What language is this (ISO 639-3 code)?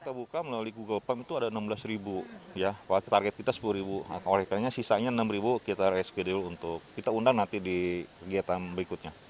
ind